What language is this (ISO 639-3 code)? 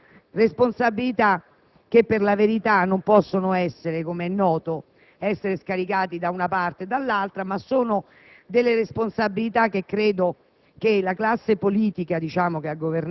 ita